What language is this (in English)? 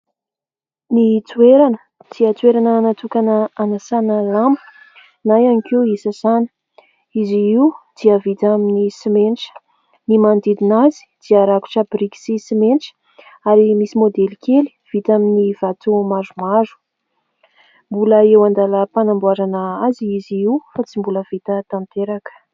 Malagasy